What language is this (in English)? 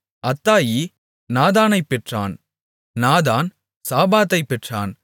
Tamil